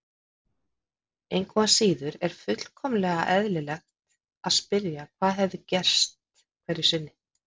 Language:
Icelandic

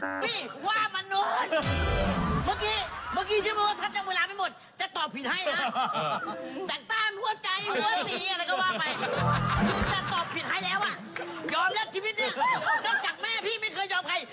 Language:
Thai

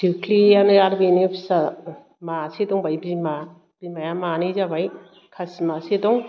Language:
Bodo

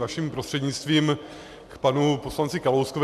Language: Czech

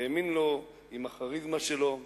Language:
Hebrew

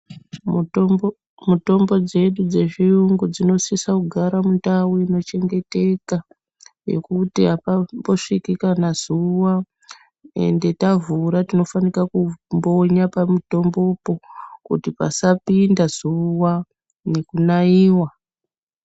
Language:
Ndau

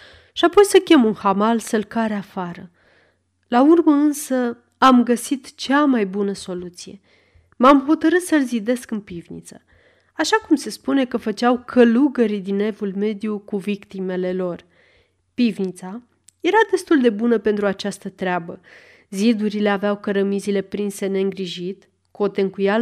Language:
Romanian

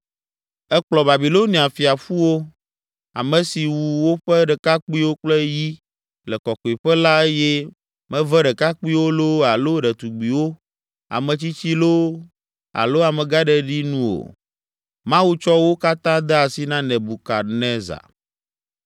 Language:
Ewe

